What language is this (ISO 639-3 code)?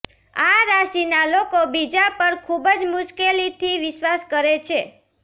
guj